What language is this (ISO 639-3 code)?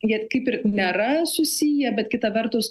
lit